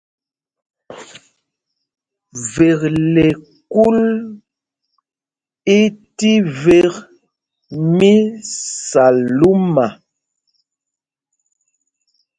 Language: Mpumpong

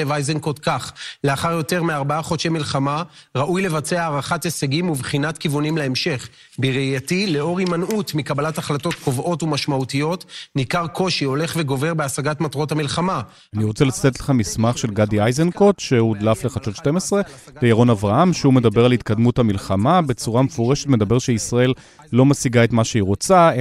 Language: Hebrew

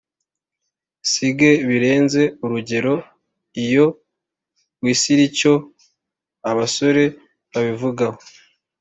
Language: Kinyarwanda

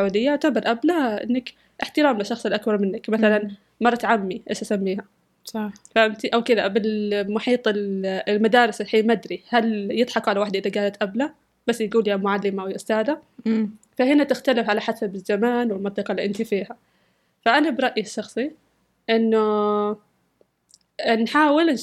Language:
Arabic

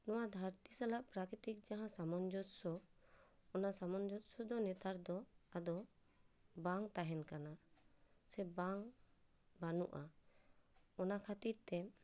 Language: Santali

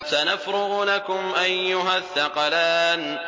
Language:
Arabic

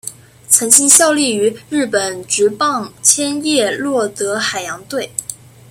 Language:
Chinese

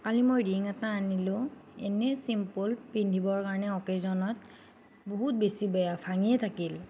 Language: Assamese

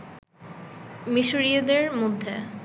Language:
Bangla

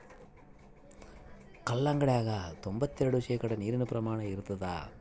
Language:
Kannada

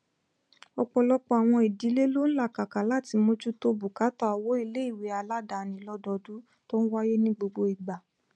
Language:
Yoruba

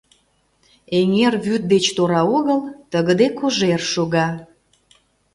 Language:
Mari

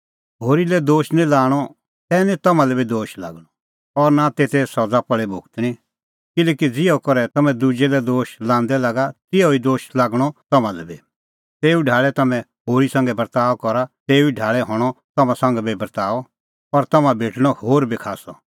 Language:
Kullu Pahari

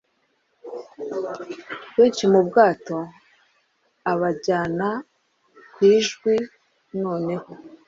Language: Kinyarwanda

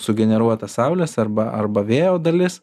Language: Lithuanian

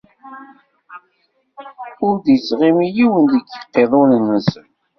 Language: Kabyle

